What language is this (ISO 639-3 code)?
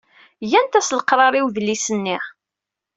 kab